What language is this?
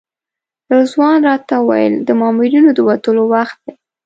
Pashto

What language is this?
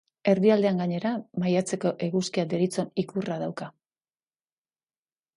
Basque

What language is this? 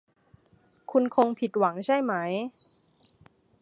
Thai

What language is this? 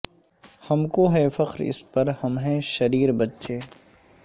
Urdu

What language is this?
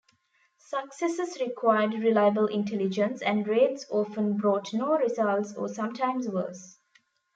English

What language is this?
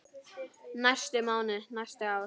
Icelandic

